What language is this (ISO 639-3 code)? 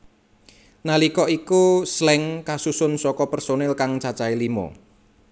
jav